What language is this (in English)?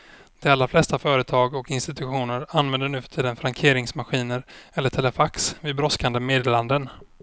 Swedish